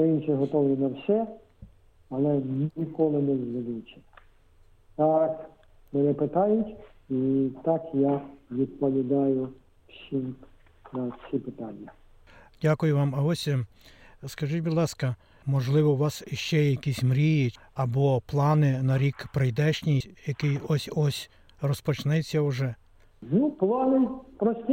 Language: Ukrainian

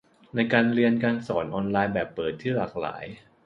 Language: Thai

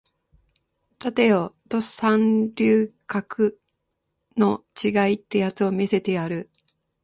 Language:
Japanese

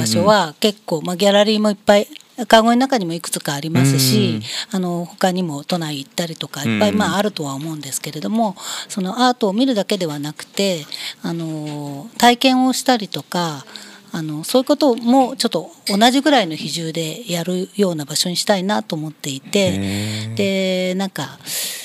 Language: Japanese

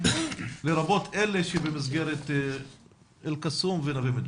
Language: Hebrew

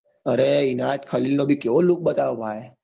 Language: Gujarati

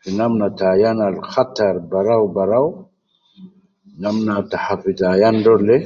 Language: Nubi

